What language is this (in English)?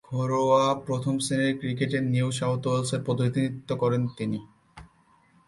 Bangla